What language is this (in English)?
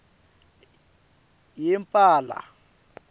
Swati